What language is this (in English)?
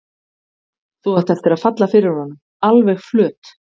Icelandic